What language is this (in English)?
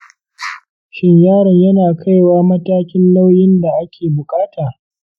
Hausa